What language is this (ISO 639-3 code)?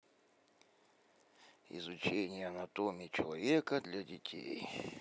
rus